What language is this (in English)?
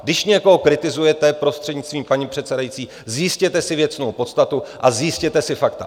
Czech